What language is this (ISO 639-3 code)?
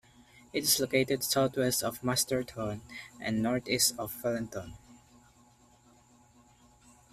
eng